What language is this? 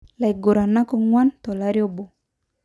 Masai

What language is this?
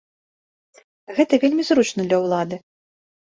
Belarusian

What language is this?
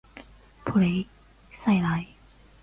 Chinese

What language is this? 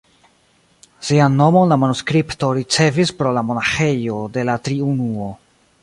Esperanto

